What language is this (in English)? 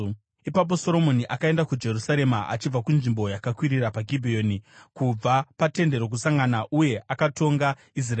Shona